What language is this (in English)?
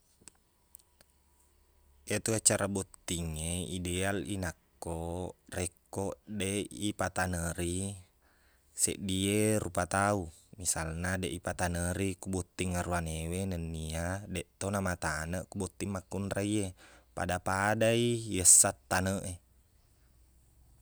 Buginese